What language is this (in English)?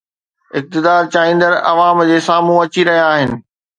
Sindhi